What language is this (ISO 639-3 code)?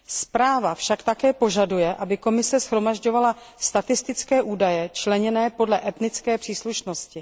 ces